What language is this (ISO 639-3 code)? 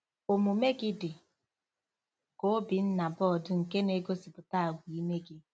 ibo